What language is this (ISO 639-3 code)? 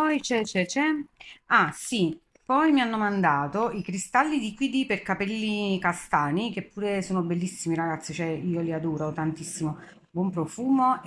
ita